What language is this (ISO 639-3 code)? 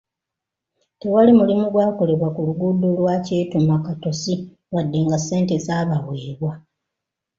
lug